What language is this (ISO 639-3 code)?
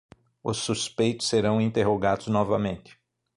por